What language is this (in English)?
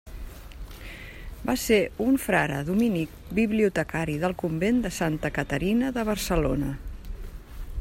Catalan